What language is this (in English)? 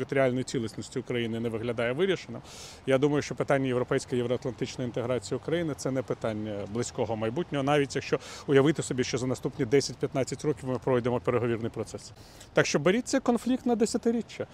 Ukrainian